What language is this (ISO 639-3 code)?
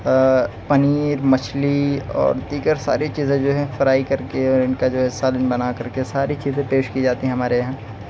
urd